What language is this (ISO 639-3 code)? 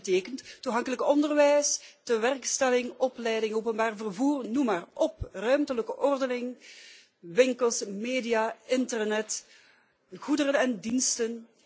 nld